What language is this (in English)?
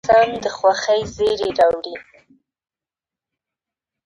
Pashto